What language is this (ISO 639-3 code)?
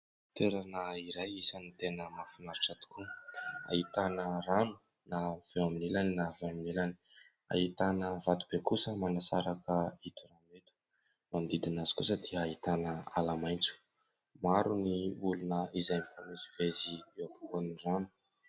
mlg